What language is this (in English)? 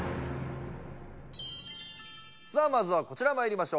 Japanese